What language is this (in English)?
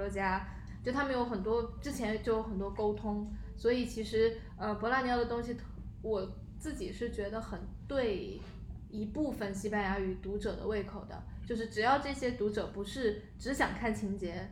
Chinese